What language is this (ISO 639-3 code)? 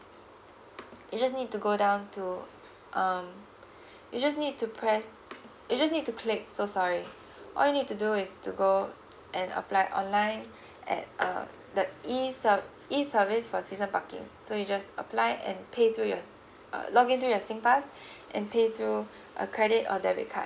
eng